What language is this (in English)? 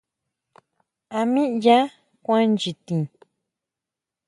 Huautla Mazatec